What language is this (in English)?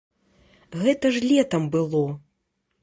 Belarusian